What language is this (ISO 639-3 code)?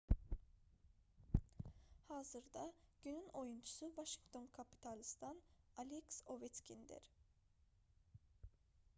aze